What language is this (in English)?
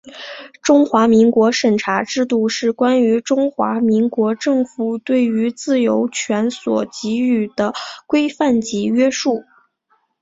Chinese